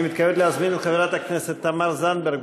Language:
Hebrew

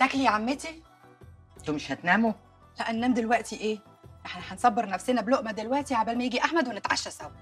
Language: Arabic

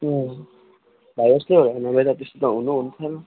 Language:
Nepali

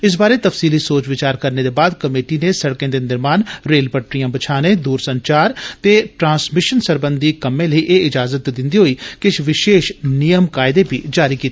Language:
Dogri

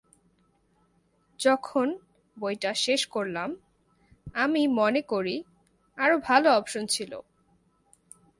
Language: Bangla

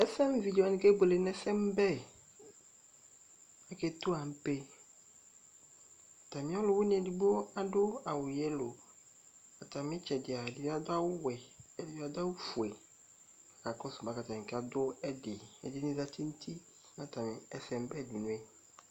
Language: Ikposo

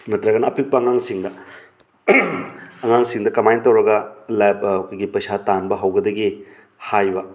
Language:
Manipuri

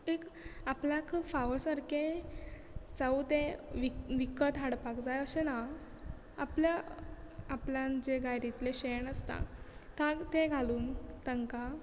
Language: Konkani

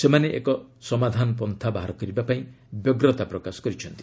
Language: Odia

